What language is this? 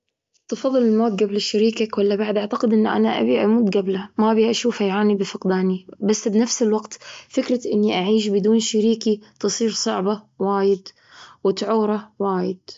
Gulf Arabic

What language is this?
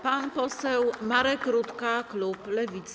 Polish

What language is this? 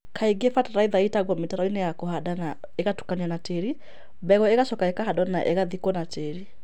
Kikuyu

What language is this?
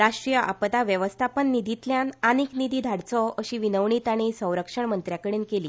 Konkani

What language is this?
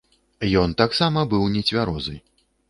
Belarusian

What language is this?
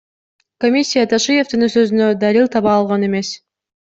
Kyrgyz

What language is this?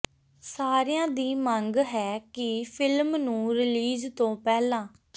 Punjabi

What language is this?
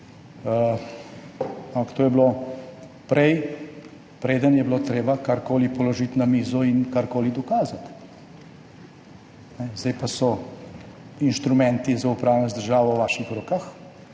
Slovenian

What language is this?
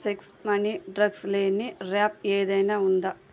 Telugu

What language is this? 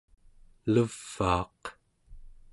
Central Yupik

